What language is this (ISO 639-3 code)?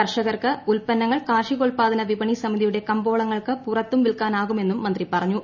mal